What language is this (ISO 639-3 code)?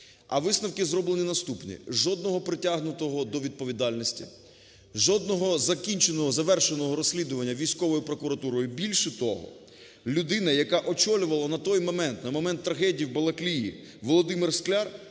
ukr